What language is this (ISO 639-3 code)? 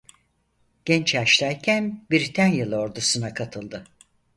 tur